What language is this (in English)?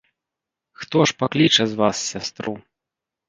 Belarusian